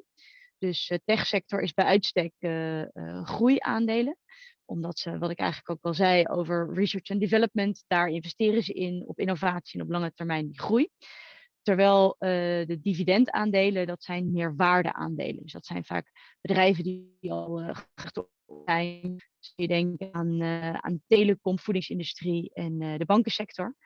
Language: Dutch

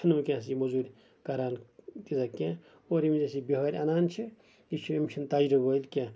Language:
Kashmiri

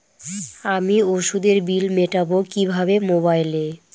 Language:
Bangla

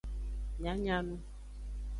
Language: Aja (Benin)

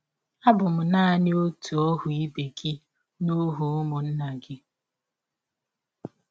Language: Igbo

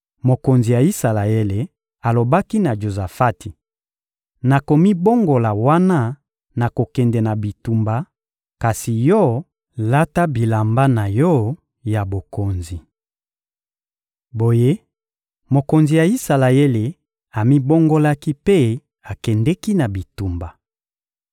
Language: Lingala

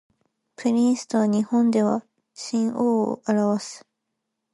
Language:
Japanese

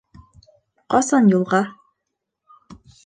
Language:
Bashkir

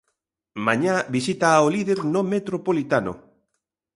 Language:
Galician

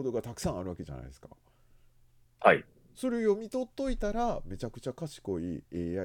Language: Japanese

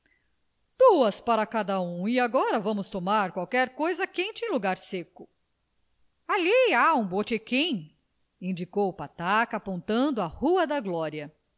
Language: Portuguese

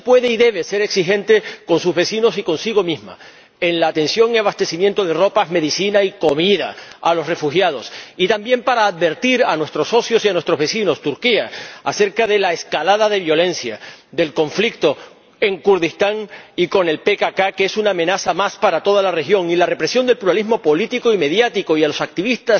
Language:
Spanish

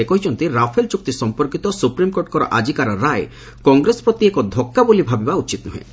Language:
Odia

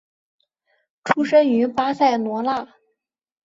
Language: Chinese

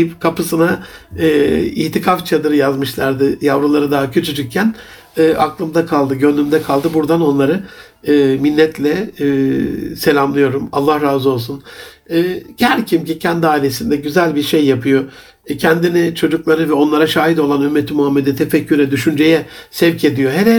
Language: Turkish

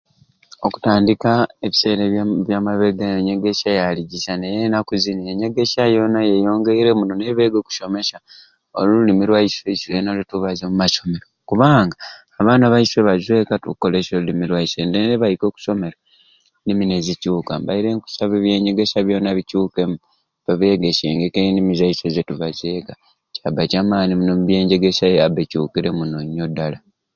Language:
Ruuli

